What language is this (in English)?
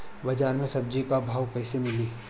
Bhojpuri